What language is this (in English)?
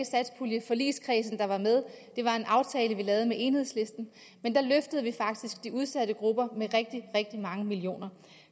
Danish